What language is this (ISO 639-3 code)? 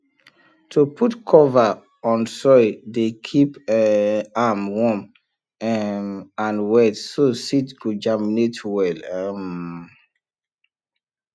pcm